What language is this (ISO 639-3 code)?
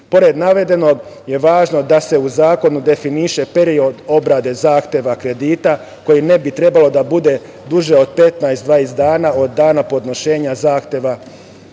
srp